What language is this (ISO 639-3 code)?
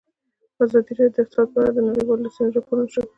pus